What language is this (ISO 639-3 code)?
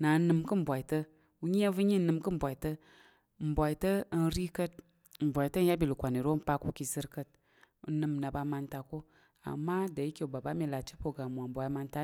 yer